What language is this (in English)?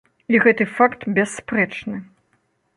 Belarusian